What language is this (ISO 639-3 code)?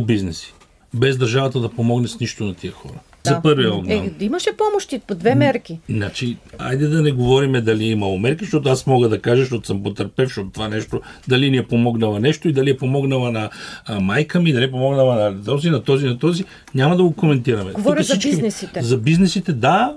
bul